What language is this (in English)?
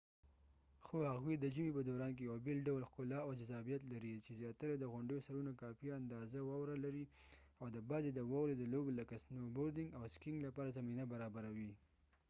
Pashto